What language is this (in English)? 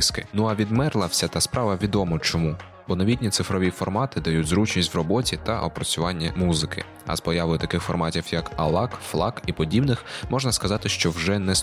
Ukrainian